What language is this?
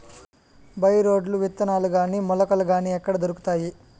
Telugu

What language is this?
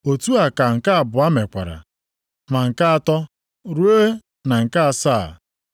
Igbo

